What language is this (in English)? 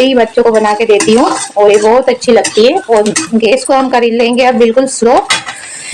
Hindi